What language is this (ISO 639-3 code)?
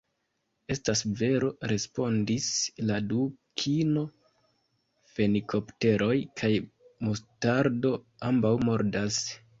epo